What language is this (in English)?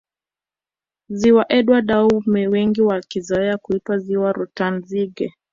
Swahili